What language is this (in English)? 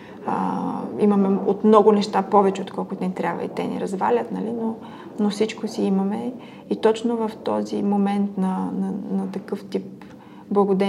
Bulgarian